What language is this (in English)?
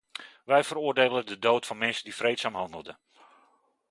Dutch